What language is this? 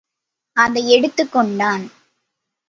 Tamil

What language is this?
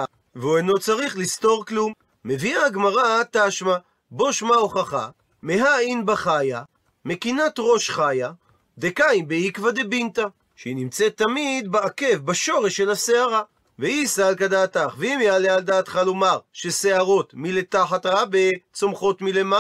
Hebrew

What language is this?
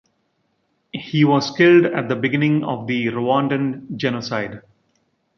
English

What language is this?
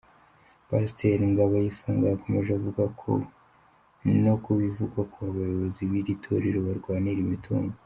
Kinyarwanda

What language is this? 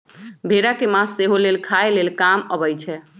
Magahi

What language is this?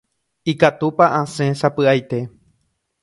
Guarani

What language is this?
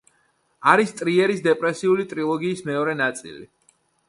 Georgian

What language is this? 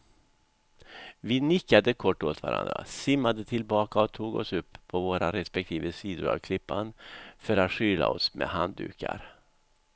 Swedish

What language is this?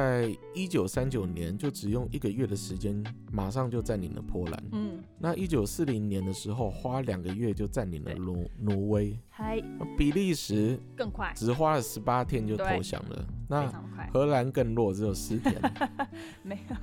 Chinese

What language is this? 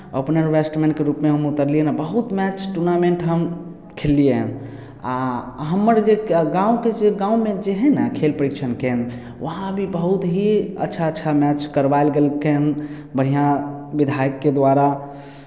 Maithili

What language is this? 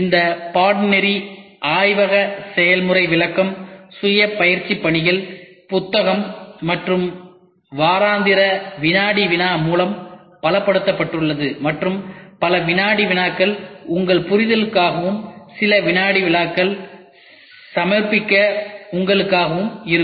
Tamil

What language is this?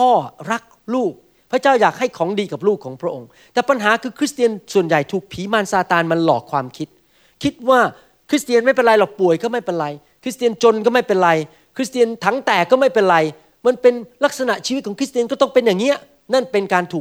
Thai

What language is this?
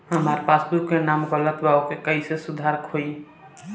Bhojpuri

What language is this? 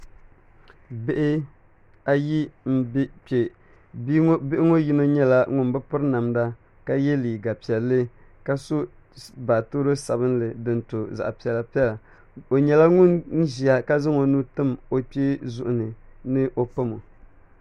Dagbani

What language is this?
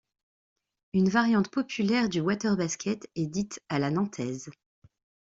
French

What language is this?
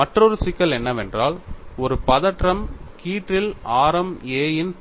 Tamil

